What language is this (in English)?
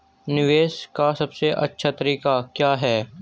Hindi